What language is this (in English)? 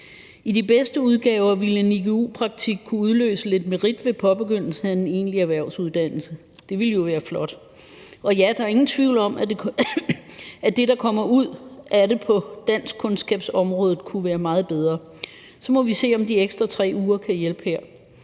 Danish